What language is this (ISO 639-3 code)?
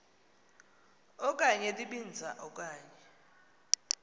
xho